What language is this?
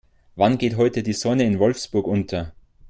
German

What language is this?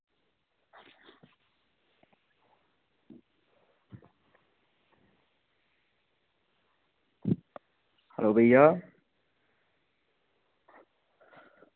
Dogri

